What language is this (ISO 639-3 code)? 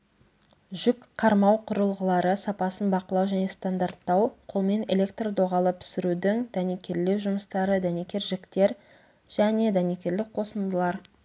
kaz